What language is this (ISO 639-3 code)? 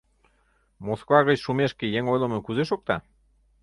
chm